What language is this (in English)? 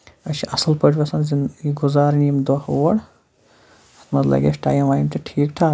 Kashmiri